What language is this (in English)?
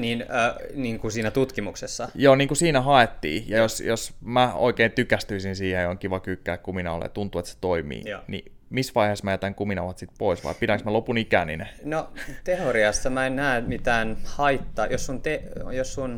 Finnish